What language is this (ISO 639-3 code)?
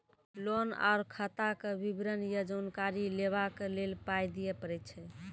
mai